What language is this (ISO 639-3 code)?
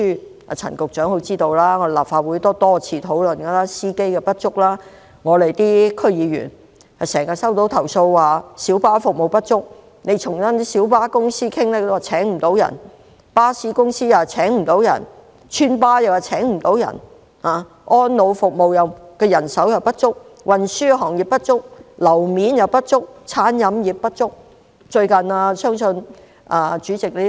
yue